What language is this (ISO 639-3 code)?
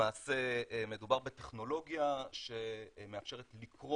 heb